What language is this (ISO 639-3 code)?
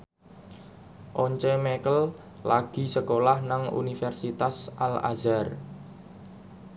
jav